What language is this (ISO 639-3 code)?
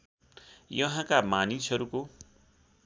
nep